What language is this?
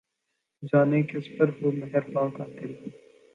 Urdu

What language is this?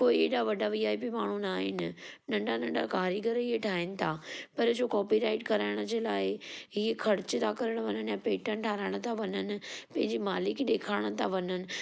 Sindhi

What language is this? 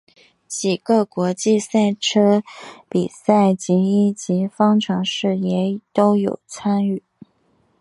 Chinese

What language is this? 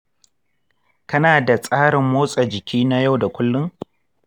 Hausa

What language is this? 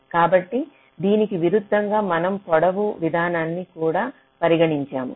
Telugu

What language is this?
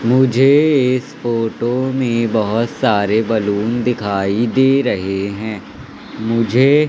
Hindi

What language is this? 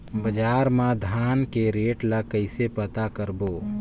Chhattisgarhi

